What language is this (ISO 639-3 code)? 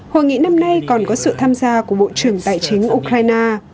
vie